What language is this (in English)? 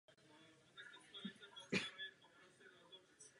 Czech